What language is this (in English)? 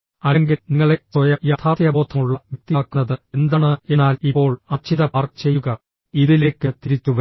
Malayalam